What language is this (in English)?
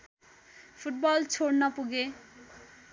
Nepali